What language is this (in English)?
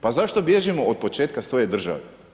Croatian